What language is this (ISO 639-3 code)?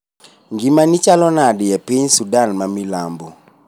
luo